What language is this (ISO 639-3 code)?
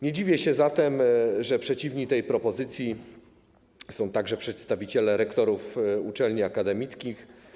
pol